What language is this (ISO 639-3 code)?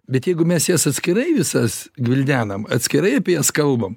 lit